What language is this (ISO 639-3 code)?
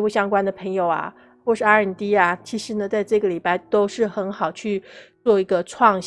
zho